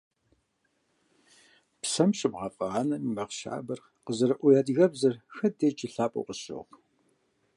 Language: Kabardian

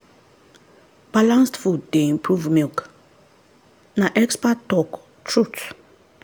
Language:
Nigerian Pidgin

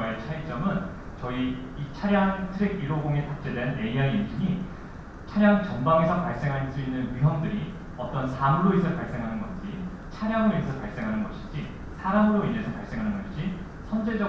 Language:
Korean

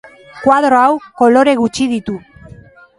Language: Basque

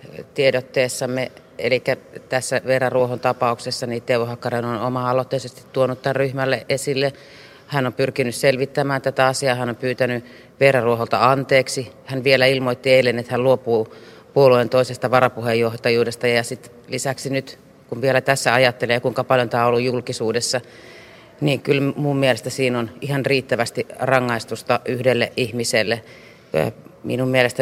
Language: Finnish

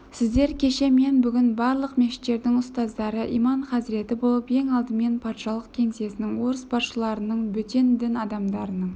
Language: Kazakh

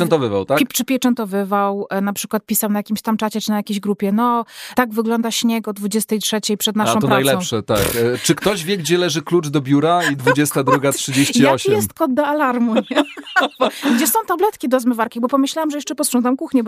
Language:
Polish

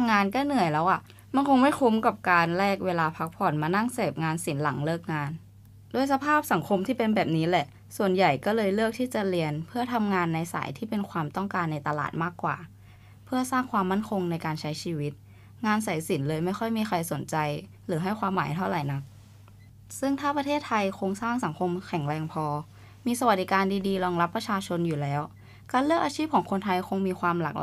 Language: Thai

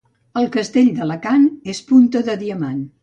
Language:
Catalan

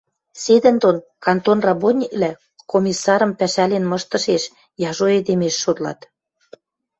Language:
Western Mari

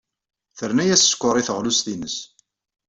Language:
Kabyle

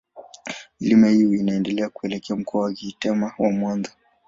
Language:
Swahili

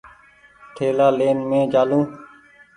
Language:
Goaria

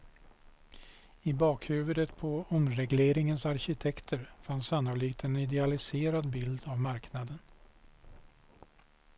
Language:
Swedish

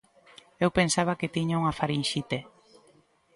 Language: Galician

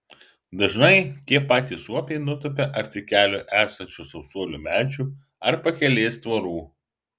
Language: Lithuanian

